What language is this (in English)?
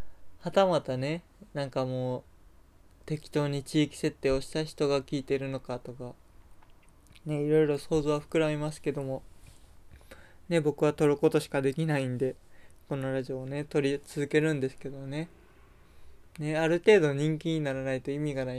Japanese